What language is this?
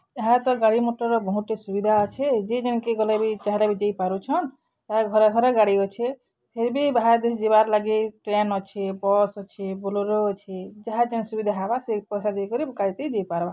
Odia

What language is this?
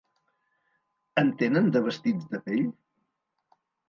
Catalan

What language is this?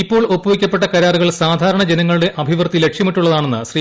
Malayalam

